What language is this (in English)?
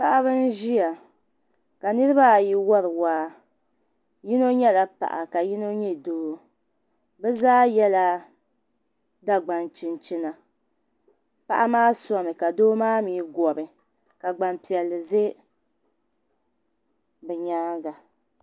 Dagbani